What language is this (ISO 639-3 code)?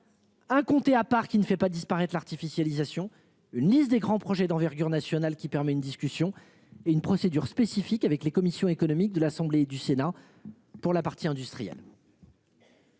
fra